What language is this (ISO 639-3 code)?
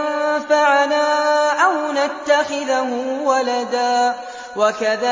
ara